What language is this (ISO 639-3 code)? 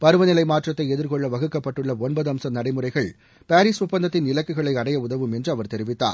tam